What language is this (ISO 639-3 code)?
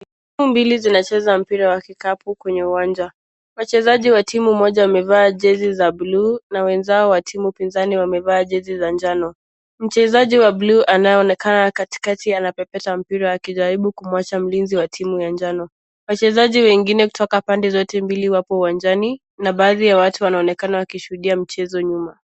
swa